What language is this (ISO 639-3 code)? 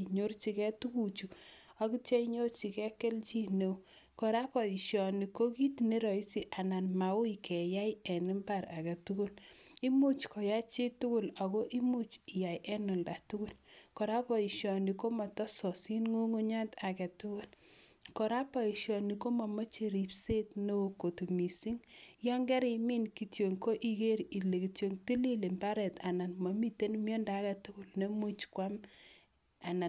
kln